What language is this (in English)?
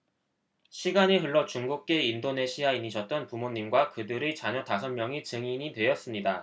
Korean